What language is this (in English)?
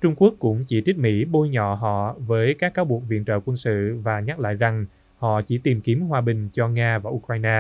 Vietnamese